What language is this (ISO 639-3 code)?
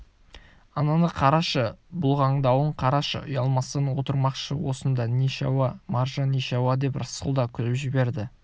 kaz